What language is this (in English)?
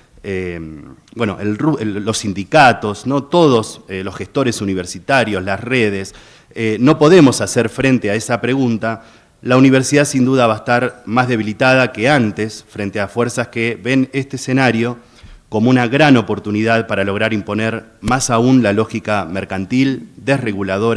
Spanish